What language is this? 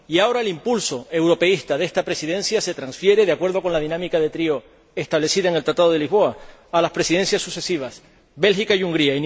Spanish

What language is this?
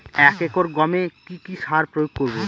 Bangla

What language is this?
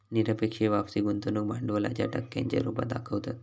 Marathi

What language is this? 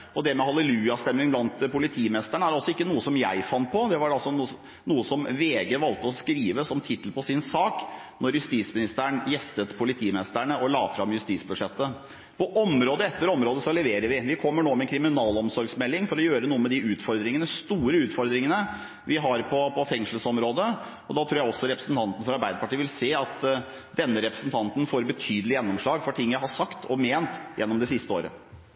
Norwegian Bokmål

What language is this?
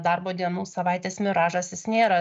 Lithuanian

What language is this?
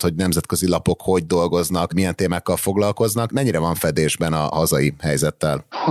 Hungarian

